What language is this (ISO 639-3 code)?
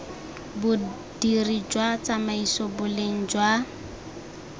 tsn